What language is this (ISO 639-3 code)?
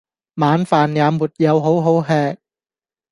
yue